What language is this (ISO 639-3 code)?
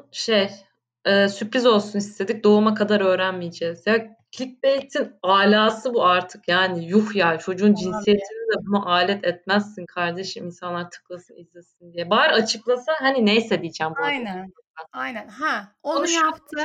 tur